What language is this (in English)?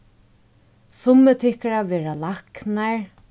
Faroese